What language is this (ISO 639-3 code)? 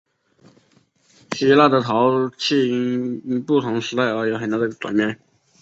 zho